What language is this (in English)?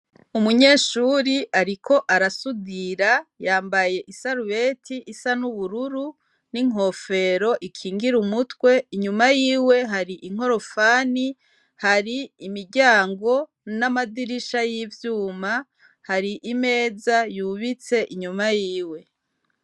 Rundi